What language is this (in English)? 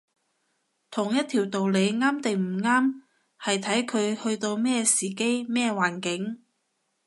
Cantonese